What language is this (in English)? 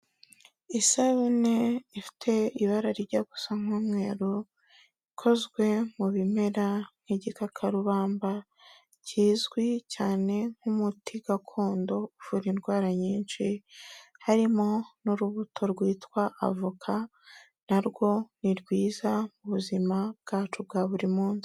Kinyarwanda